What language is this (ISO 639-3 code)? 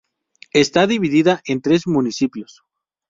spa